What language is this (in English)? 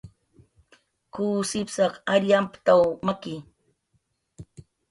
Jaqaru